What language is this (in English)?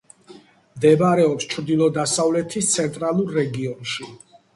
Georgian